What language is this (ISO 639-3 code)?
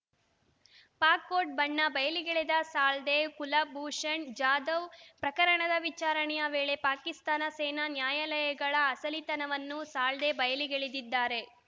kan